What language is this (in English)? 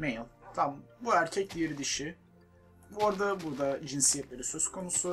Turkish